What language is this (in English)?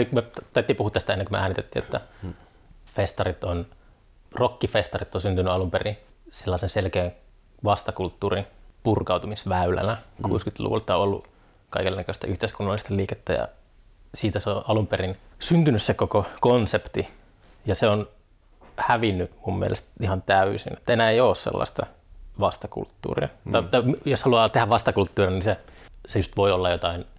Finnish